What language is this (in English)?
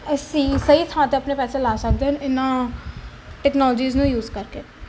Punjabi